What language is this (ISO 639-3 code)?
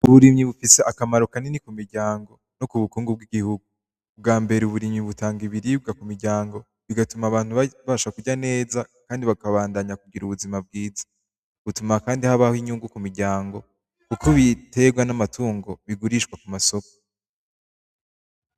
run